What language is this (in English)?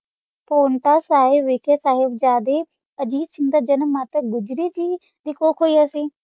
Punjabi